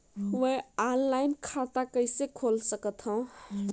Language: Chhattisgarhi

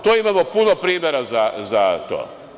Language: Serbian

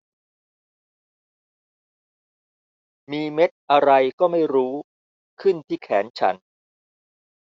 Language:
Thai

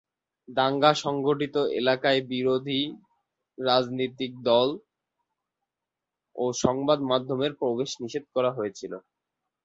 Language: Bangla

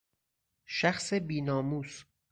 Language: Persian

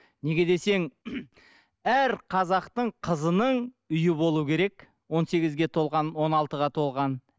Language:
Kazakh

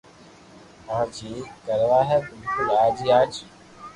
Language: Loarki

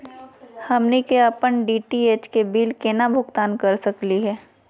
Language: Magahi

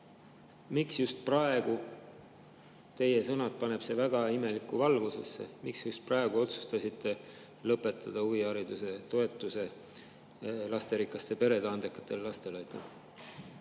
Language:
Estonian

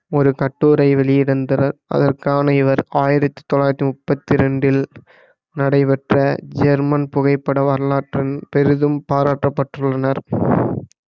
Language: Tamil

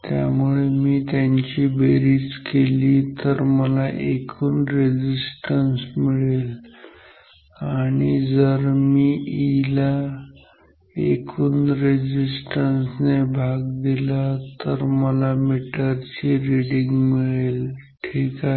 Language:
Marathi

